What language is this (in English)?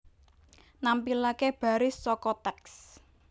Javanese